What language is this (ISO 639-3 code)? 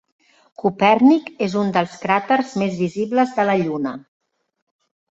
cat